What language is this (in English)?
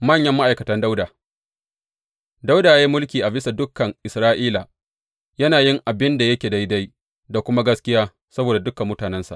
Hausa